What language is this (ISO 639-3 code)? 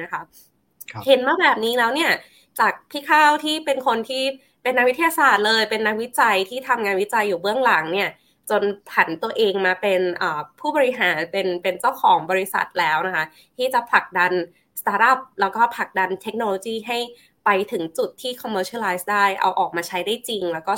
tha